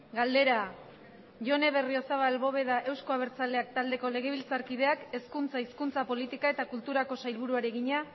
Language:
Basque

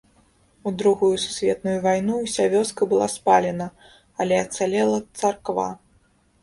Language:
Belarusian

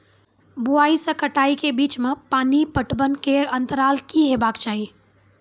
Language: Maithili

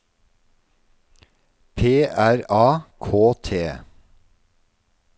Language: Norwegian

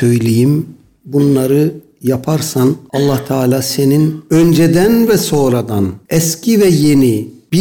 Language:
Turkish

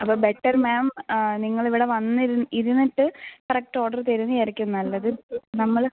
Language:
Malayalam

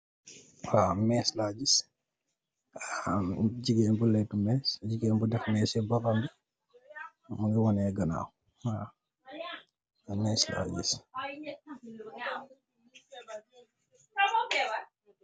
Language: Wolof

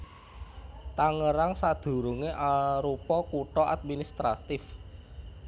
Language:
Javanese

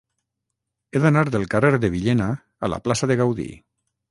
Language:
Catalan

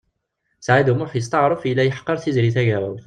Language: Kabyle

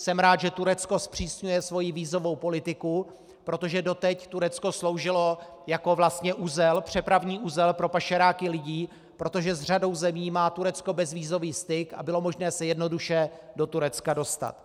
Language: Czech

